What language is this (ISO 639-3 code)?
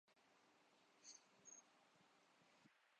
urd